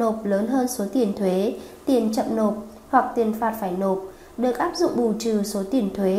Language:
Vietnamese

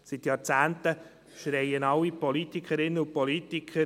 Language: Swiss German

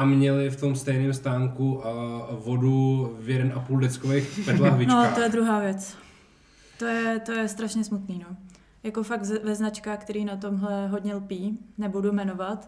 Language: Czech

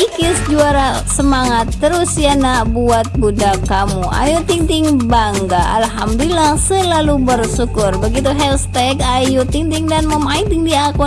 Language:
Indonesian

